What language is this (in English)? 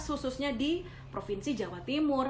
Indonesian